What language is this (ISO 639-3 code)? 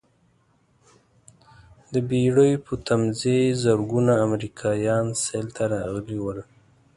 pus